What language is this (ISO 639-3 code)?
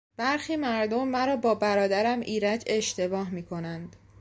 fas